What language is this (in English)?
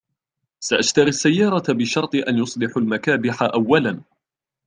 Arabic